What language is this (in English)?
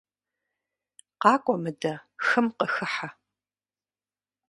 Kabardian